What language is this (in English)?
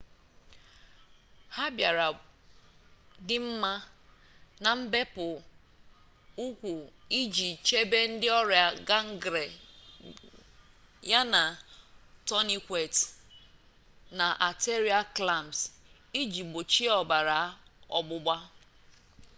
Igbo